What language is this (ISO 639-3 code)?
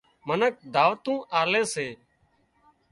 kxp